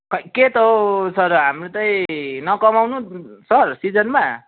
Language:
Nepali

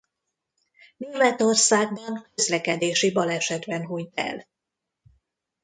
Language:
Hungarian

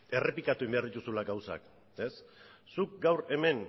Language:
Basque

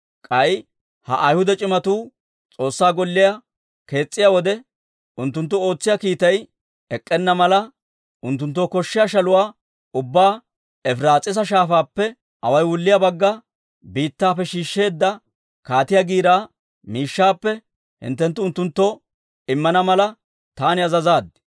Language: Dawro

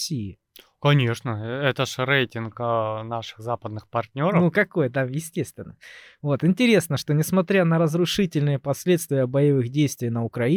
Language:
Russian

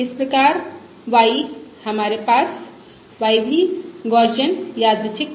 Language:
Hindi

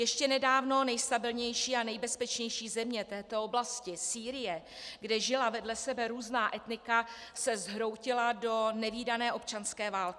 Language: Czech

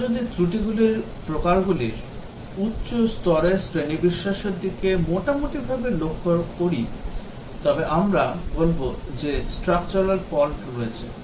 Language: Bangla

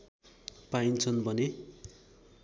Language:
Nepali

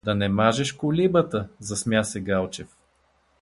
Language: Bulgarian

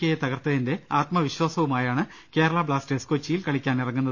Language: Malayalam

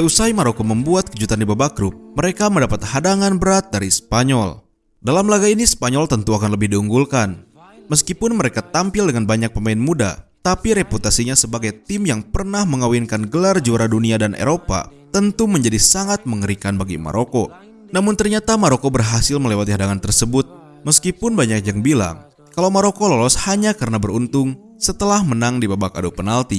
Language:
Indonesian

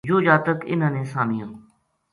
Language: Gujari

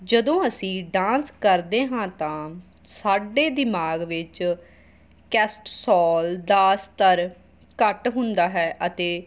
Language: Punjabi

